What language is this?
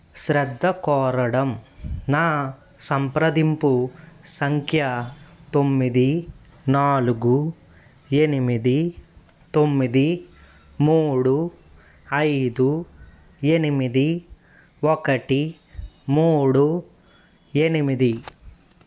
Telugu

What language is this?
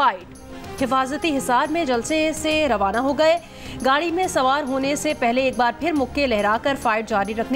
Hindi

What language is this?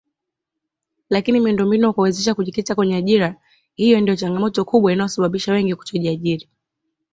Swahili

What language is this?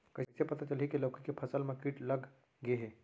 Chhattisgarhi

